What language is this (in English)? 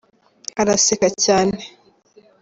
Kinyarwanda